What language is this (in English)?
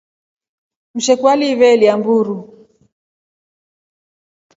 Rombo